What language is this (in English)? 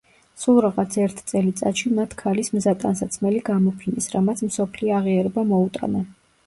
Georgian